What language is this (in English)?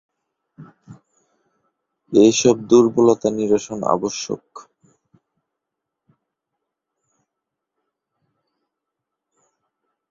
Bangla